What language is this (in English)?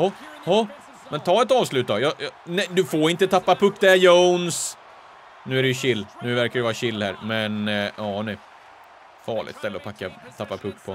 Swedish